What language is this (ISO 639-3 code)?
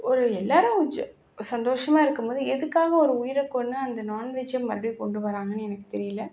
tam